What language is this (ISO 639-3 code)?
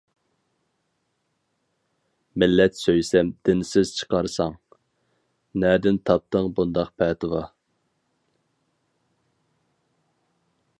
uig